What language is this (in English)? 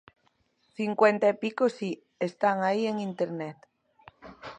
Galician